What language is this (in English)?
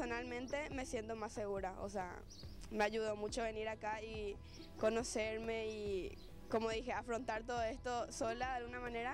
Spanish